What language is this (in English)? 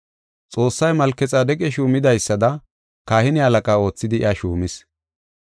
Gofa